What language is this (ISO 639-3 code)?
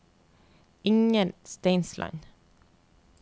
nor